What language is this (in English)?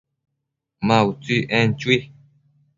Matsés